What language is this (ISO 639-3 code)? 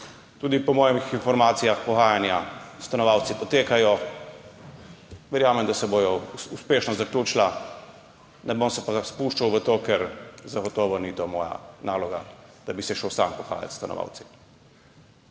slv